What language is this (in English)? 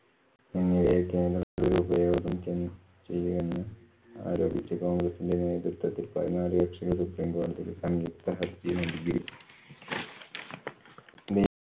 Malayalam